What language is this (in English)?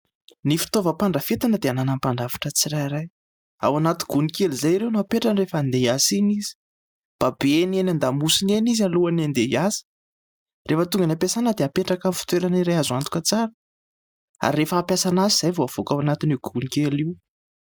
Malagasy